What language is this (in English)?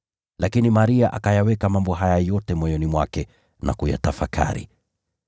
Swahili